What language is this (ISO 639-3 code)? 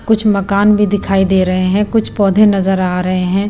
hin